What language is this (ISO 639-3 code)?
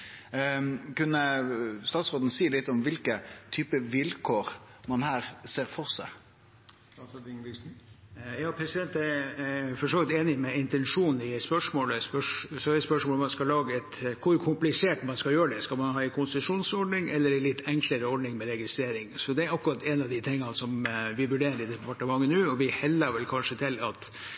nor